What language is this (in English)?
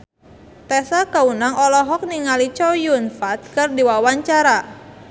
Sundanese